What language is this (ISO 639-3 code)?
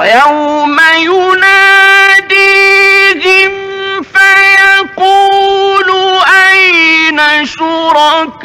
ara